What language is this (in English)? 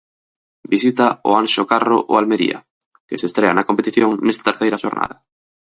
Galician